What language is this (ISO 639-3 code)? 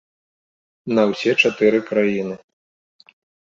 bel